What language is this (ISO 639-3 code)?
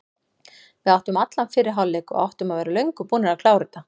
isl